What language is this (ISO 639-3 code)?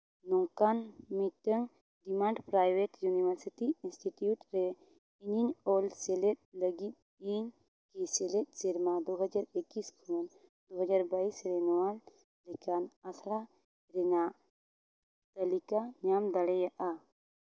sat